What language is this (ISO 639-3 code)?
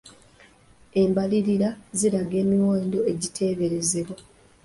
lug